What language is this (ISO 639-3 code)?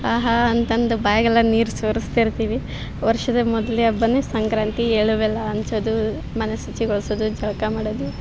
kan